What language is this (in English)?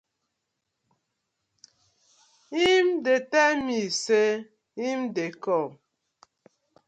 Nigerian Pidgin